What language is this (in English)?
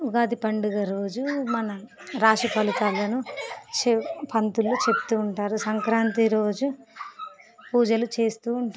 Telugu